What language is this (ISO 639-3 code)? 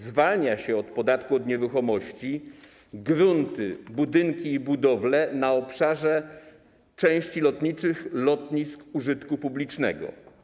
pol